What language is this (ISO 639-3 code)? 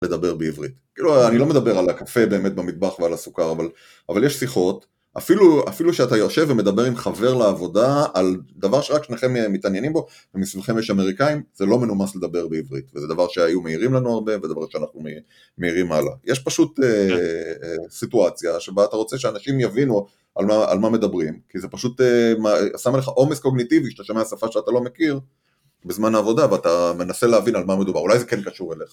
heb